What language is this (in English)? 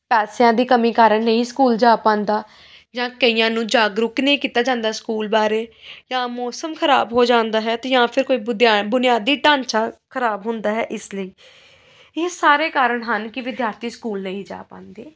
Punjabi